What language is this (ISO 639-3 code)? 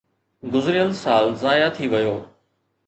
snd